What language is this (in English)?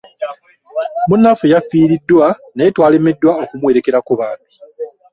Ganda